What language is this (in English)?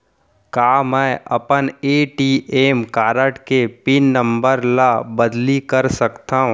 Chhattisgarhi